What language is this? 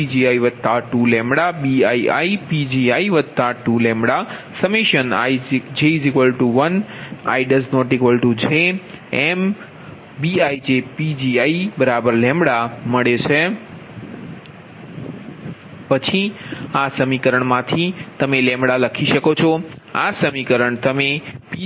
Gujarati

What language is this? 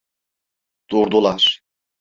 Turkish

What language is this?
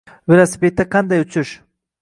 Uzbek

